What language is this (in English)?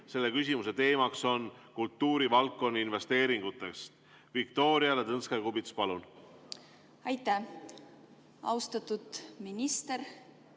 Estonian